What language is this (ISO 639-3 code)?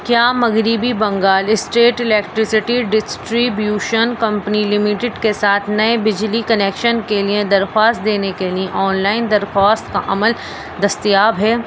urd